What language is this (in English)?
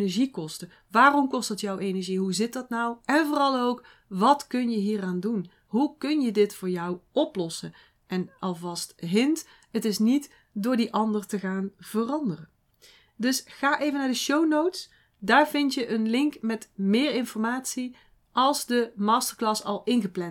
Dutch